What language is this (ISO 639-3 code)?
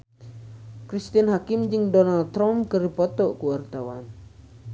sun